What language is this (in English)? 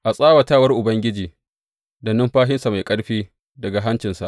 Hausa